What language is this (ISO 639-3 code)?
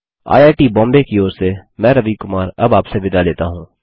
hin